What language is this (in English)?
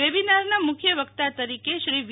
Gujarati